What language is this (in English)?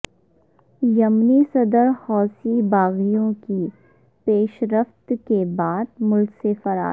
Urdu